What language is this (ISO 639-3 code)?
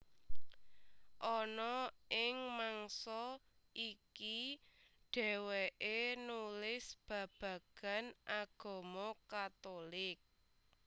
jav